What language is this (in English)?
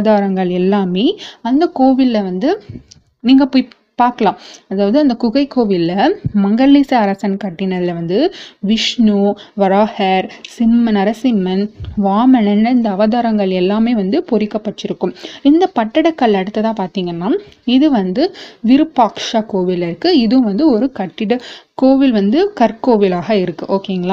Tamil